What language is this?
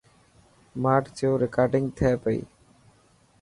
Dhatki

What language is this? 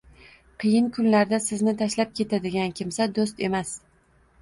Uzbek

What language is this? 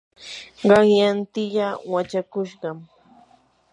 Yanahuanca Pasco Quechua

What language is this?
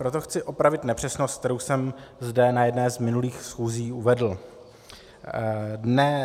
Czech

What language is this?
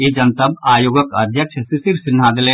Maithili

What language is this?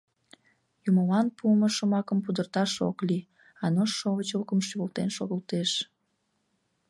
Mari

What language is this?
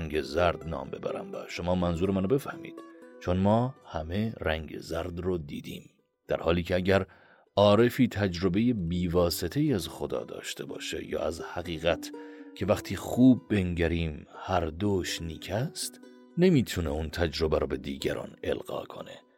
Persian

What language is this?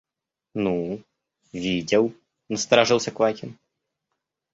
Russian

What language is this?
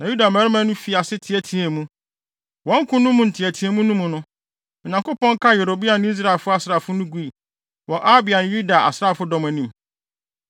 Akan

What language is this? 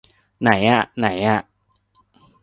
Thai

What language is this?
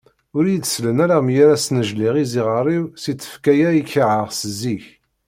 Kabyle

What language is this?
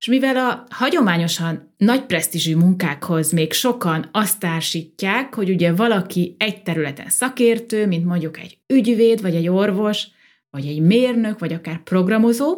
Hungarian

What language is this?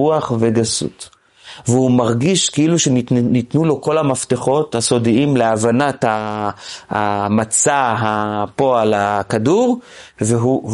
Hebrew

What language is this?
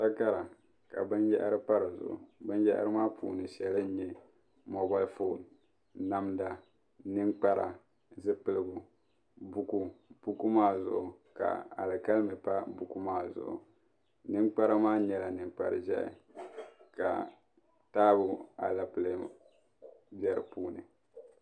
Dagbani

